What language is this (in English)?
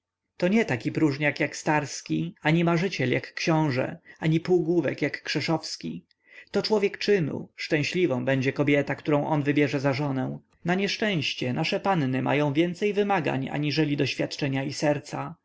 Polish